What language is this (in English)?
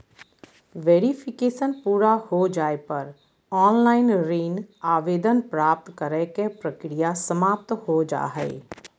Magahi